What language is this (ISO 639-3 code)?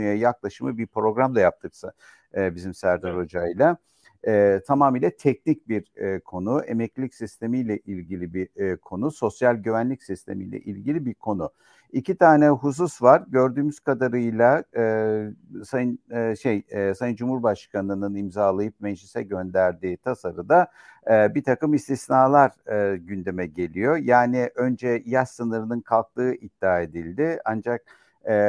tur